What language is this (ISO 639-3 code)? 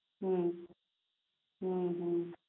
guj